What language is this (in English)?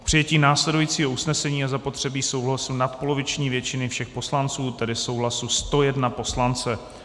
Czech